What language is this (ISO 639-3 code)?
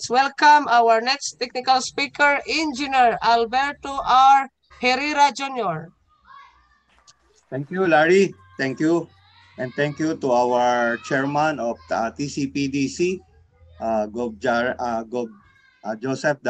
fil